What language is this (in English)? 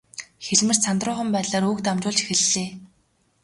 Mongolian